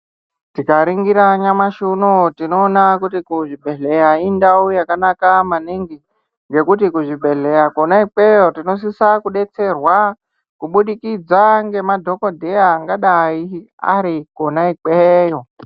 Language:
Ndau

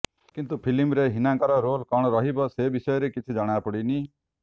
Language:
Odia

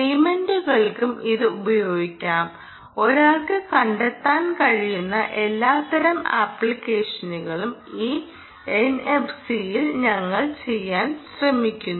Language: Malayalam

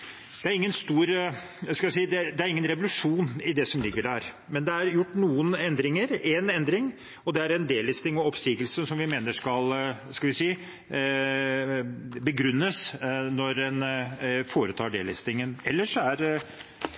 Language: Norwegian Bokmål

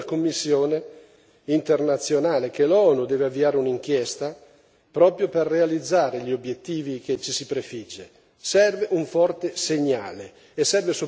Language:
Italian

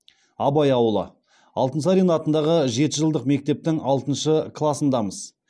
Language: Kazakh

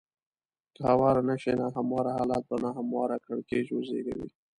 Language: Pashto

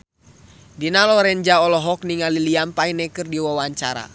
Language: Sundanese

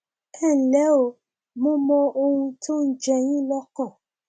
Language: Yoruba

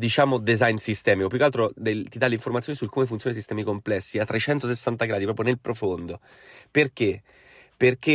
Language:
Italian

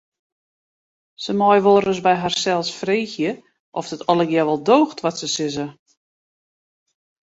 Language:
Western Frisian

